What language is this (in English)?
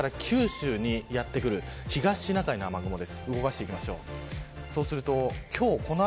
Japanese